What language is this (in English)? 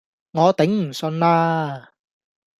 Cantonese